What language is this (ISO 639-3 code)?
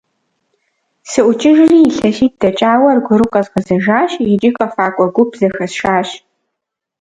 kbd